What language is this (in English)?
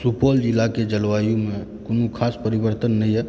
Maithili